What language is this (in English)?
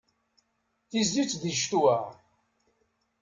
Kabyle